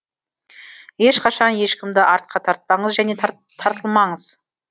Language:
Kazakh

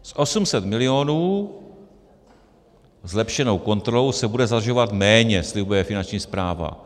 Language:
Czech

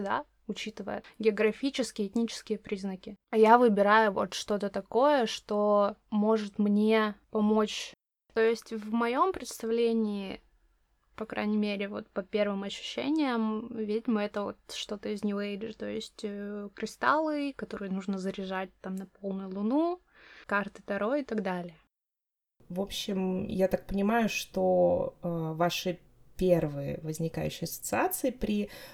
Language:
Russian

